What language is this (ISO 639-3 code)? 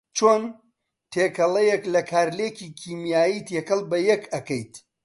ckb